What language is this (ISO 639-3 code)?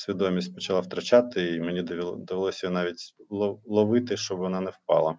ukr